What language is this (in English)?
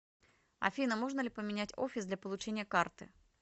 Russian